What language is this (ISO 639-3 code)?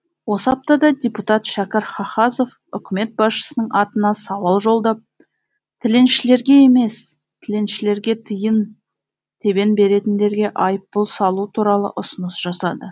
kaz